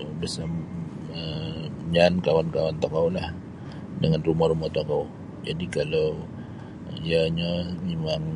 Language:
Sabah Bisaya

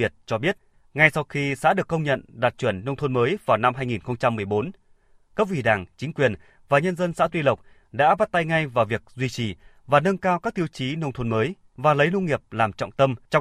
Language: Vietnamese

